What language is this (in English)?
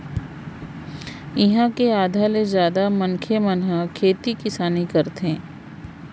Chhattisgarhi